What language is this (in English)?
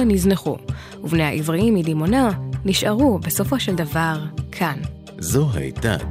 Hebrew